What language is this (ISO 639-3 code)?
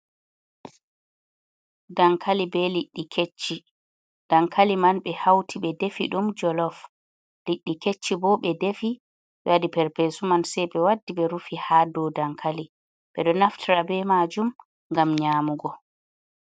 ful